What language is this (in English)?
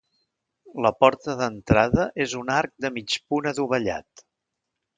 Catalan